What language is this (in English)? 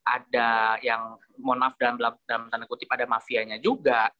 Indonesian